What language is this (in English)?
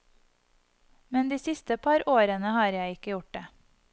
Norwegian